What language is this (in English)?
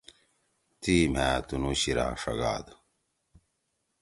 Torwali